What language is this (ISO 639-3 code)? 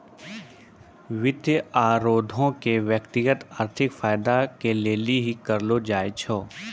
mai